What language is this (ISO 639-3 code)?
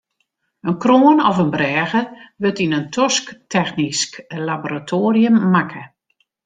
fry